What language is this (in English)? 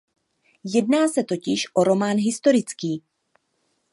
Czech